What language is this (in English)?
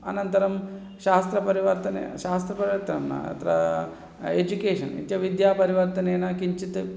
Sanskrit